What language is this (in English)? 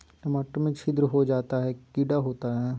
Magahi